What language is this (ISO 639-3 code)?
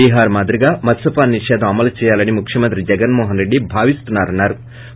tel